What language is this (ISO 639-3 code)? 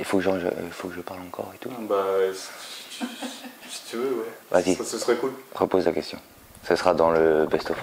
fra